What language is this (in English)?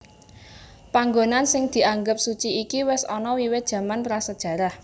Javanese